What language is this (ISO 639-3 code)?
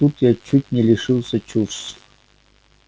rus